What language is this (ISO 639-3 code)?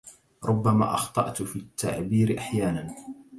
ara